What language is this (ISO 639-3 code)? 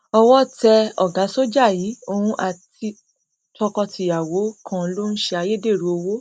yor